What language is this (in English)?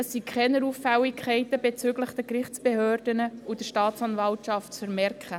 Swiss German